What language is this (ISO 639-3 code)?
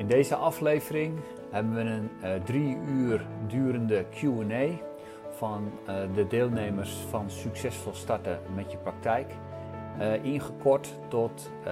nld